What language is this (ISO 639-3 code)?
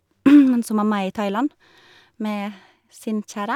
nor